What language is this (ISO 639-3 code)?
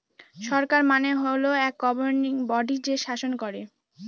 ben